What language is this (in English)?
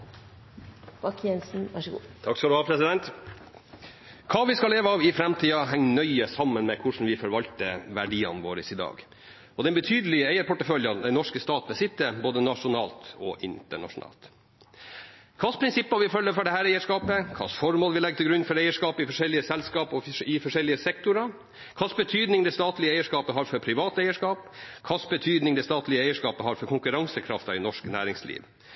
Norwegian